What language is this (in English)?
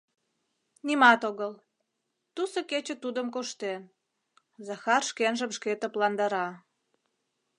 Mari